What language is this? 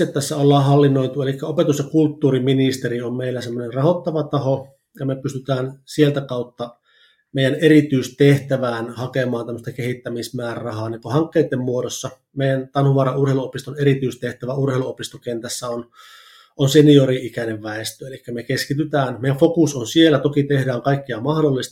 Finnish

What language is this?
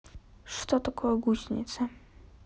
Russian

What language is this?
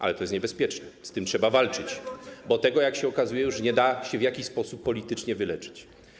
Polish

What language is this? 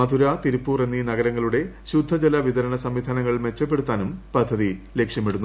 Malayalam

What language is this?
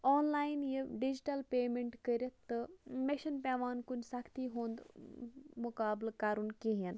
Kashmiri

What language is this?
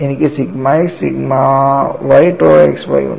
Malayalam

